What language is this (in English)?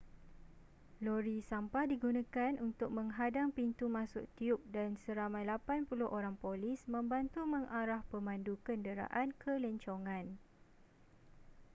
Malay